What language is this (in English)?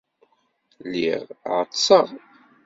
Kabyle